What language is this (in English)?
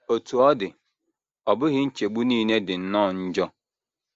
Igbo